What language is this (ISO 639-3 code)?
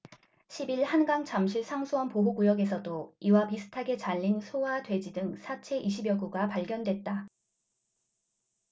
kor